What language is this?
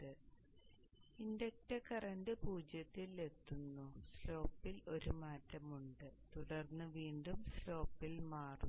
Malayalam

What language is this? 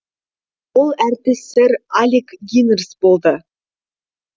Kazakh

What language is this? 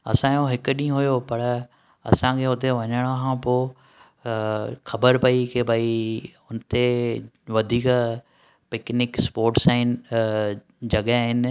Sindhi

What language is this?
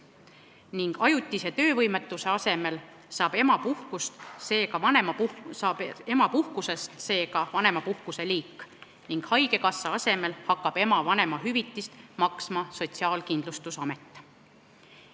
Estonian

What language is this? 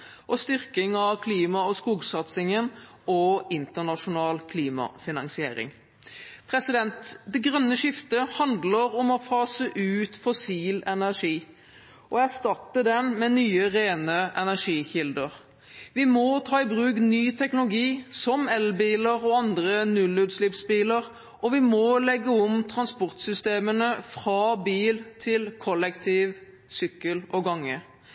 Norwegian Bokmål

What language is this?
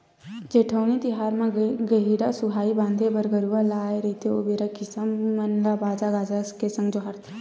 Chhattisgarhi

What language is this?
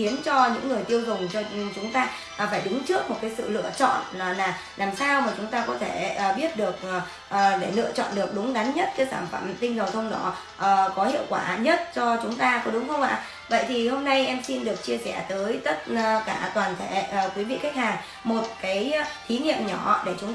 Vietnamese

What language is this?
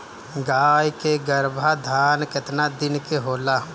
Bhojpuri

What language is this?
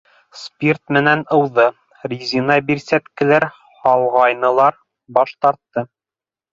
Bashkir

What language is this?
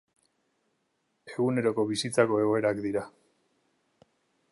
Basque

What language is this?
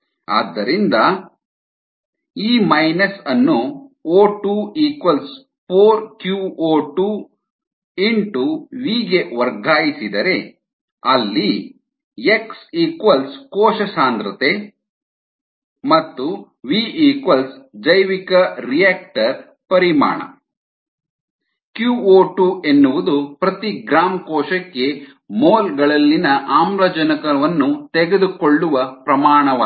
Kannada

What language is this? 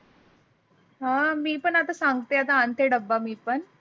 Marathi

